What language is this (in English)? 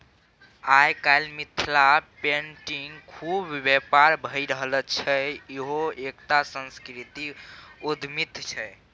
Maithili